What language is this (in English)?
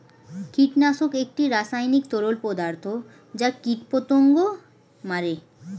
Bangla